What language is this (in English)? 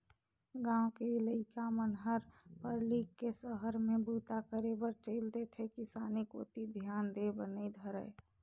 Chhattisgarhi